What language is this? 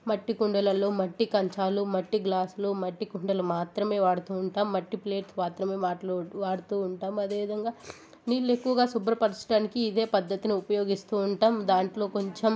Telugu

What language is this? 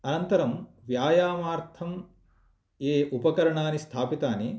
Sanskrit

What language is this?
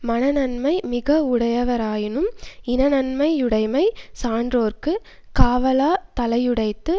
Tamil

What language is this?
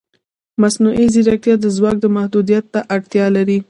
Pashto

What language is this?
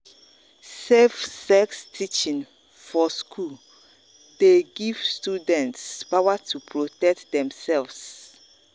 Nigerian Pidgin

